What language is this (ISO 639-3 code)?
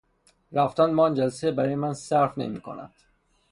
fas